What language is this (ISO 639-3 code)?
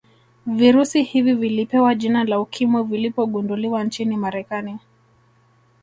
swa